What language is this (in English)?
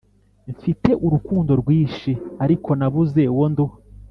Kinyarwanda